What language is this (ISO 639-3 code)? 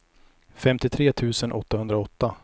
swe